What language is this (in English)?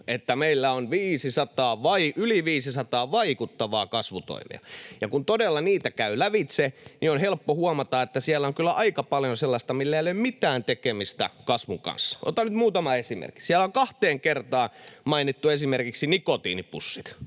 Finnish